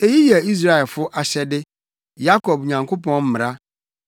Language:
Akan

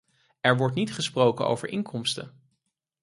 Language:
Dutch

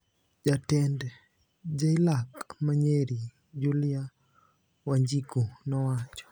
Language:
Luo (Kenya and Tanzania)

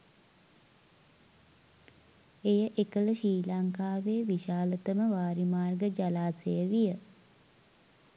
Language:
Sinhala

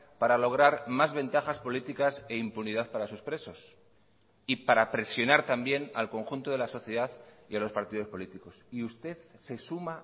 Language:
Spanish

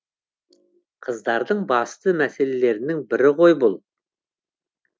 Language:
Kazakh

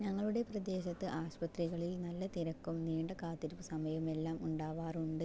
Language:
Malayalam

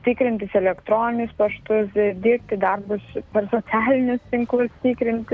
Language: Lithuanian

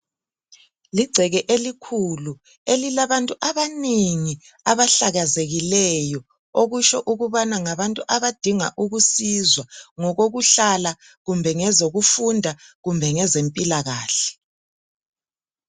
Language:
North Ndebele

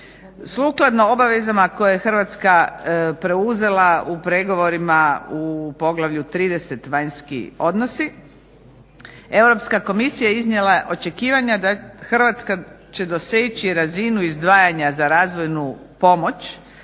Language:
Croatian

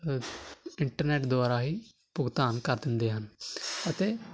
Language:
Punjabi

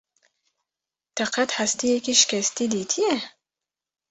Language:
Kurdish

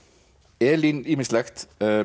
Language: Icelandic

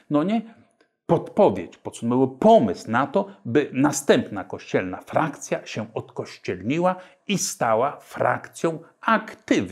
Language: Polish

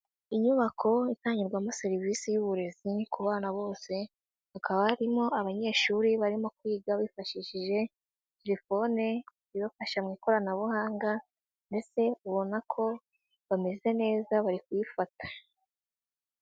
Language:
Kinyarwanda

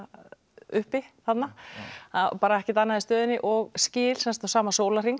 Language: Icelandic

